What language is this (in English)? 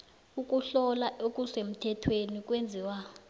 South Ndebele